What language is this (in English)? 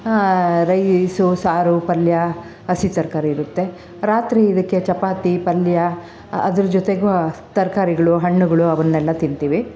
Kannada